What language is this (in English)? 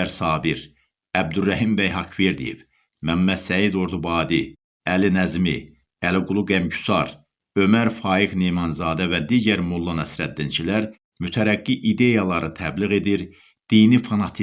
Turkish